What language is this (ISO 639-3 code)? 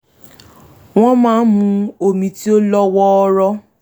yor